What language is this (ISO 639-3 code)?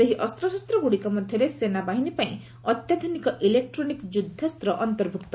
ori